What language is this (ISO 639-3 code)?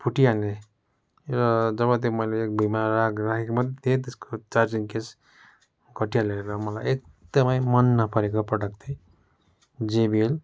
nep